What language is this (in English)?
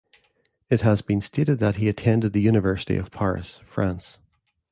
English